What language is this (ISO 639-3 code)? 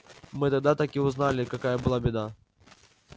rus